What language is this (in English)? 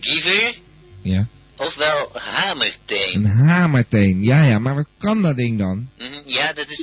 Dutch